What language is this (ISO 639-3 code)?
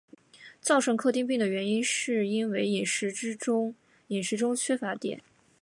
zho